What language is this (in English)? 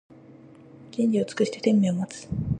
Japanese